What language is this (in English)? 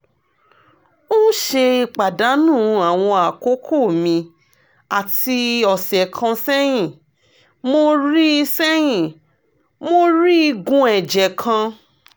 Yoruba